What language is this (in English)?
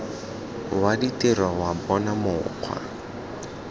Tswana